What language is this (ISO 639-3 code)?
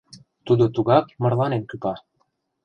chm